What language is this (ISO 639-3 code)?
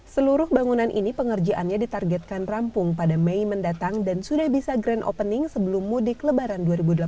ind